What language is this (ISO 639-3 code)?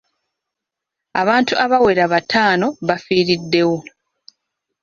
lug